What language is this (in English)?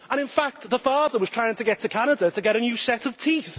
English